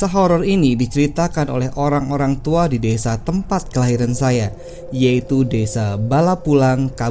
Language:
Indonesian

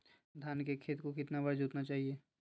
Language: Magahi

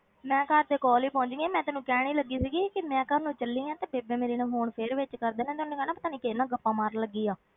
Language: Punjabi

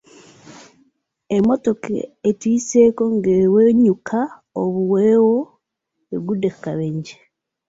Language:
Ganda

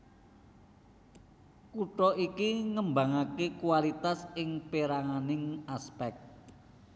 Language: Javanese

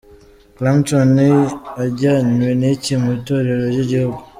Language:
Kinyarwanda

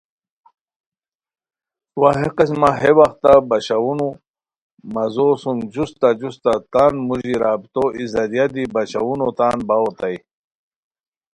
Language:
Khowar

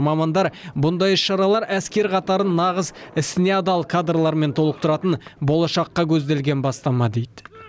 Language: Kazakh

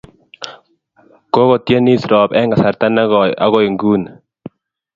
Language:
Kalenjin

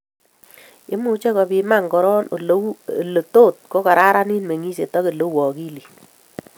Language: Kalenjin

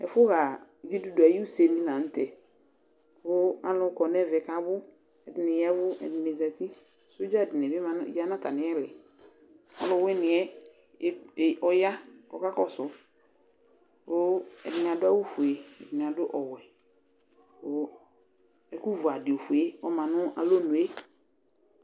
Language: Ikposo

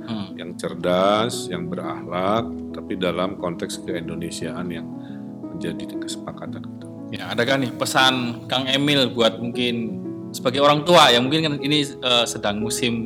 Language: Indonesian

